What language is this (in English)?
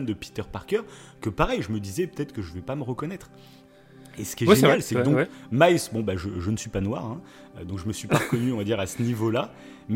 French